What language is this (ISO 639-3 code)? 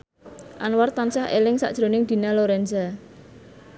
jav